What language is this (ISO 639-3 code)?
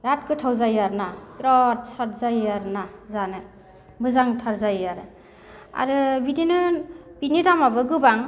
brx